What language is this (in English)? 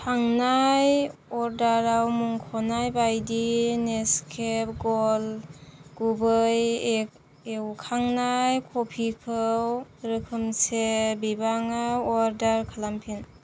Bodo